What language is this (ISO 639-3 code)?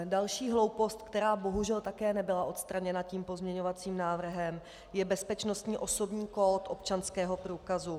ces